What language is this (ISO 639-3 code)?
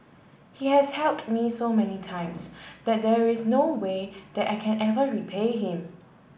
eng